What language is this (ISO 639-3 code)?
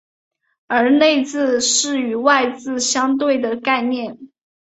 zho